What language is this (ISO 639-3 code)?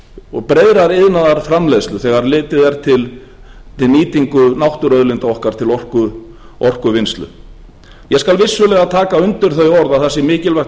isl